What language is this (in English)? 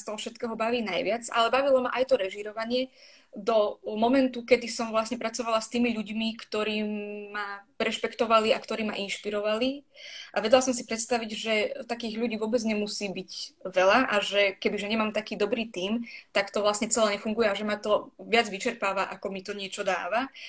Slovak